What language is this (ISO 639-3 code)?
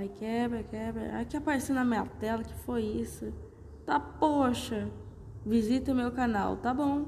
por